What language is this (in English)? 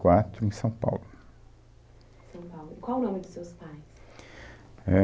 Portuguese